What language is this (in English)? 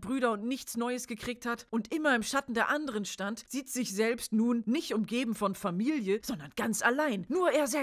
German